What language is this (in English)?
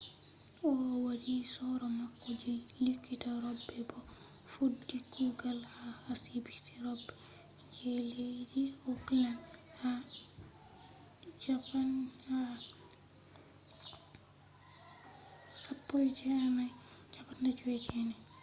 Fula